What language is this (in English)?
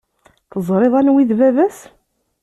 Kabyle